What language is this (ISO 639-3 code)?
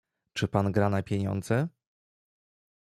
pol